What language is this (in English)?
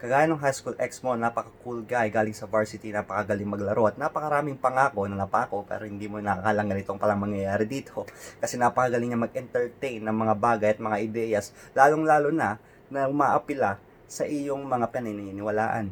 Filipino